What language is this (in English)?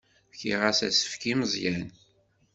Kabyle